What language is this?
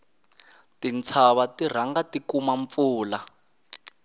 Tsonga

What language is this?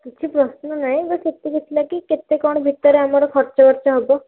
Odia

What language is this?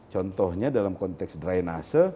Indonesian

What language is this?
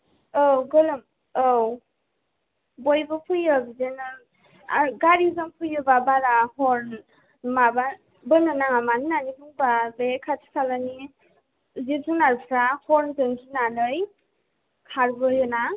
Bodo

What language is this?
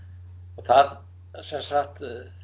Icelandic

